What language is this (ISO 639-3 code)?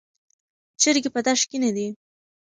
pus